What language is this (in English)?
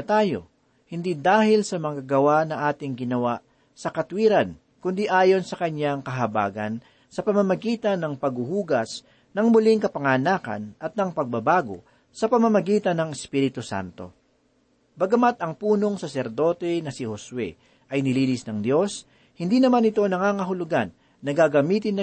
Filipino